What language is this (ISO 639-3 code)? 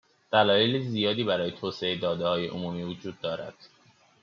fas